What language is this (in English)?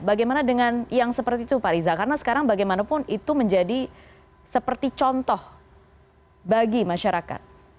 Indonesian